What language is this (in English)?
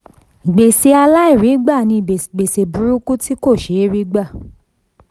Yoruba